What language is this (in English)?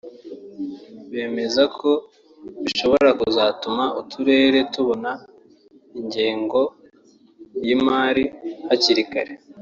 Kinyarwanda